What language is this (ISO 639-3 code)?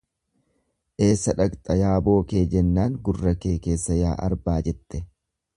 orm